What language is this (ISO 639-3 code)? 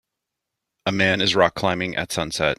eng